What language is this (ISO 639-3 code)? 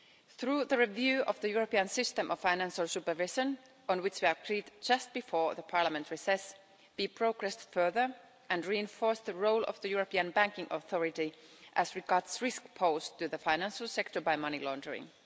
eng